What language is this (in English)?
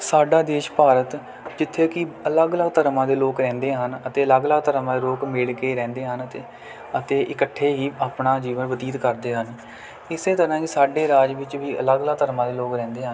Punjabi